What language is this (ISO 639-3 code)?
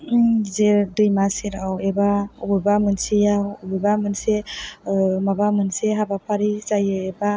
brx